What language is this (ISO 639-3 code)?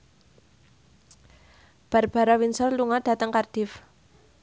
jav